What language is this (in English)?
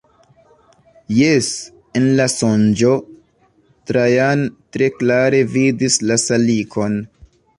Esperanto